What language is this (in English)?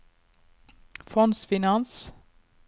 Norwegian